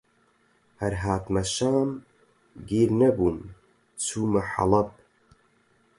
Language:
Central Kurdish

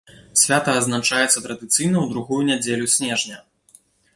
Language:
Belarusian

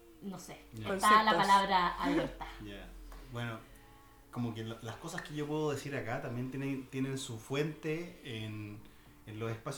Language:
Spanish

